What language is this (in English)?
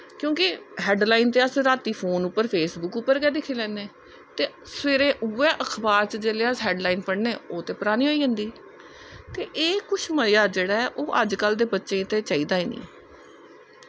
Dogri